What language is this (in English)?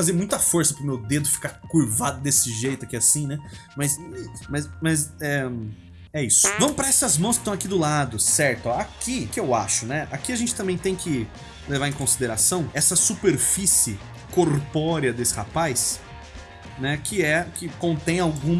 Portuguese